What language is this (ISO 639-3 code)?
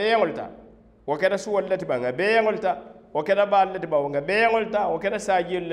ara